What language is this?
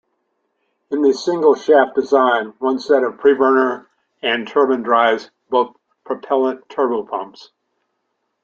English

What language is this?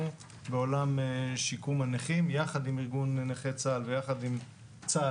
Hebrew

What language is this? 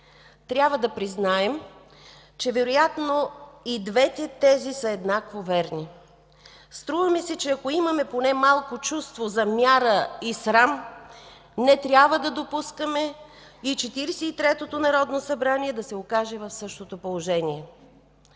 Bulgarian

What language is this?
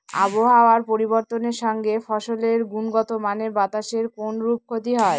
Bangla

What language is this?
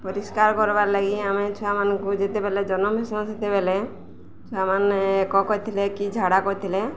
Odia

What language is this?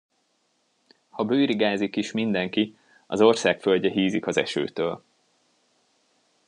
Hungarian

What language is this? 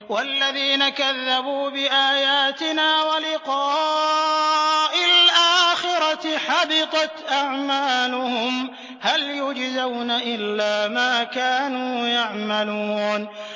Arabic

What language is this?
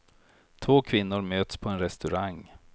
Swedish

